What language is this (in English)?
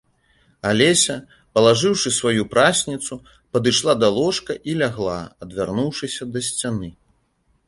Belarusian